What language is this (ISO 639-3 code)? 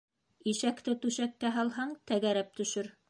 bak